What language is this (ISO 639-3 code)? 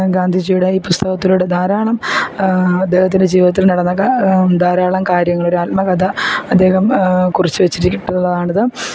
mal